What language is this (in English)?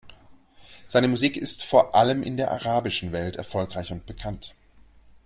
German